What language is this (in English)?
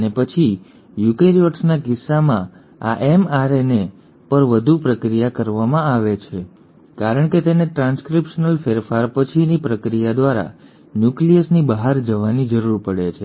Gujarati